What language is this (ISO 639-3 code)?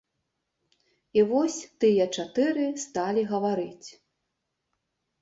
bel